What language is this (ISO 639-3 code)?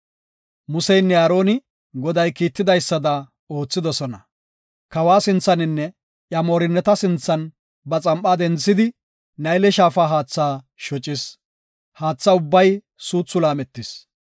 gof